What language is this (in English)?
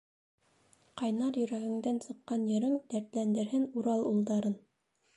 Bashkir